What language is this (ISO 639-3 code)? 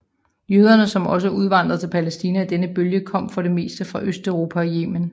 dan